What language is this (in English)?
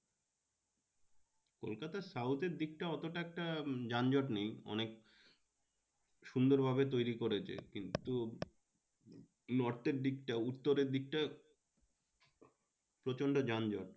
Bangla